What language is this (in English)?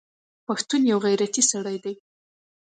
Pashto